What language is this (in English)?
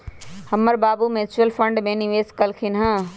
Magahi